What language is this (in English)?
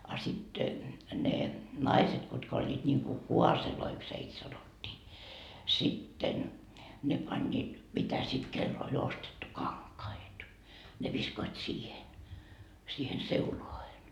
Finnish